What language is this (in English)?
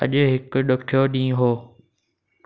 Sindhi